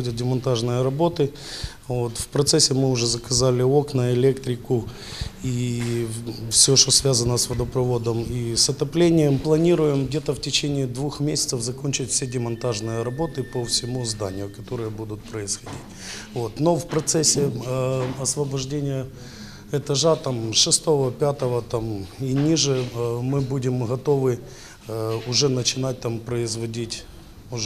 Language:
Ukrainian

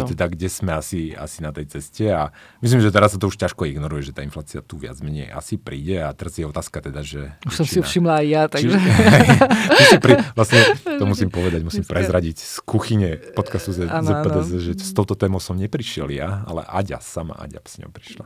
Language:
Slovak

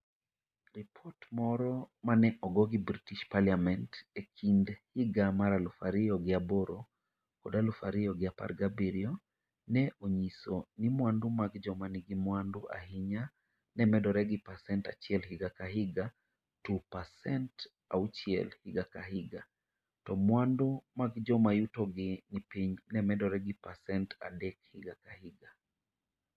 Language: Luo (Kenya and Tanzania)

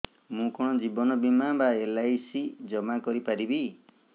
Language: Odia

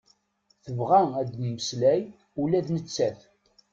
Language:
Kabyle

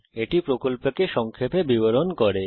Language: Bangla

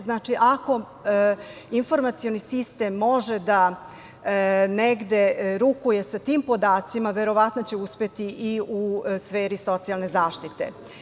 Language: Serbian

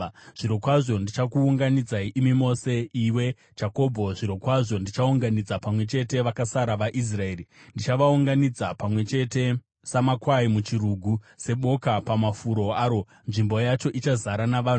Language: Shona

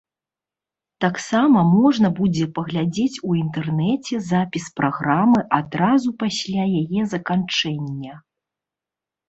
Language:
Belarusian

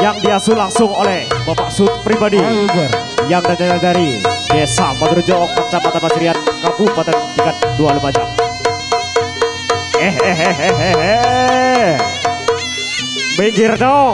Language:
Indonesian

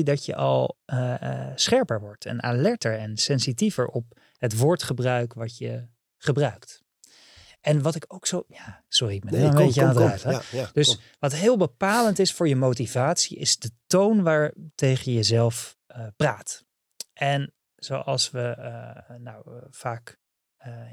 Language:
Dutch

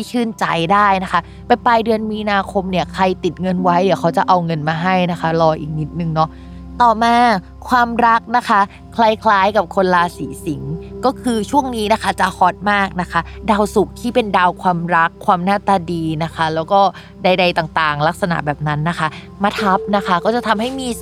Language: Thai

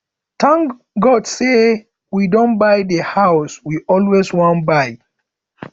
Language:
Nigerian Pidgin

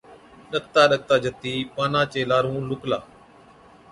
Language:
Od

